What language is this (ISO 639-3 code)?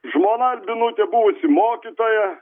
lit